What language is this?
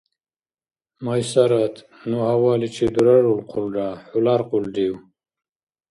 Dargwa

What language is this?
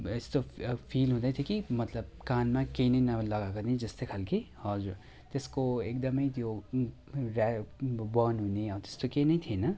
Nepali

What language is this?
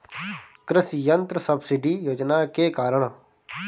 Bhojpuri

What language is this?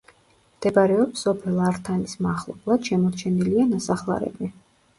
Georgian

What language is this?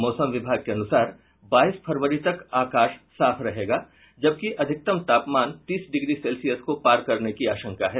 Hindi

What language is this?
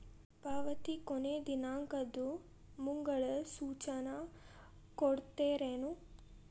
Kannada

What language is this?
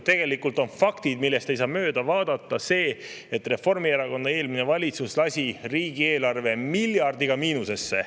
Estonian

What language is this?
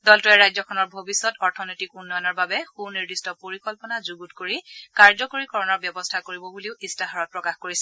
Assamese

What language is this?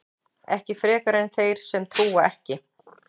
Icelandic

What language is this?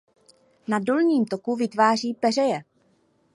Czech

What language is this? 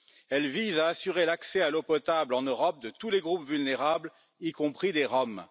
French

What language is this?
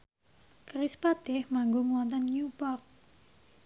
Javanese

